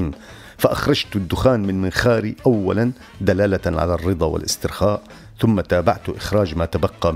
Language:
Arabic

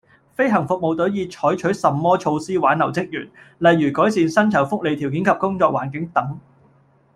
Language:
Cantonese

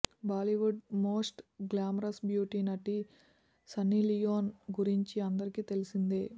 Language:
Telugu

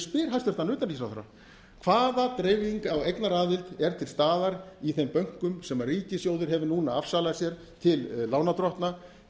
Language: Icelandic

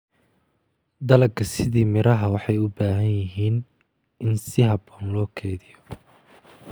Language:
Somali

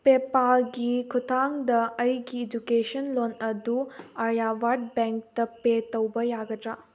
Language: Manipuri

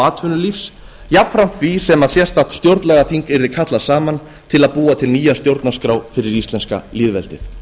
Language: Icelandic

